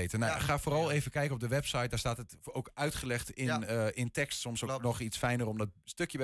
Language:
Dutch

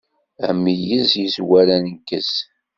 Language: Kabyle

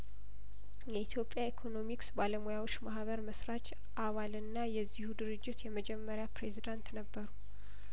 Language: Amharic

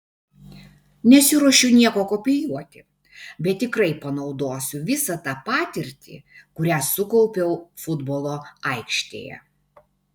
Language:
Lithuanian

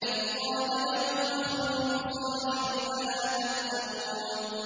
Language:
Arabic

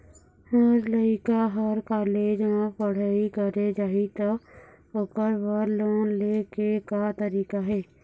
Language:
Chhattisgarhi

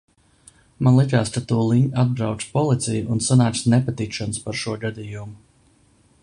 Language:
Latvian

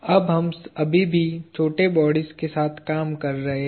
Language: Hindi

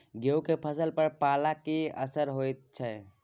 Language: Maithili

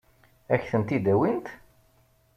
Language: Kabyle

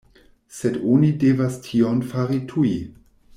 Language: Esperanto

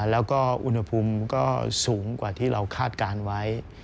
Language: Thai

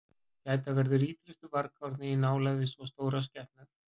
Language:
Icelandic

